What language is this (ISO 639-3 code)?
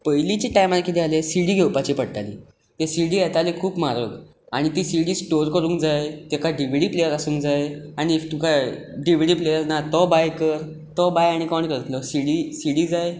kok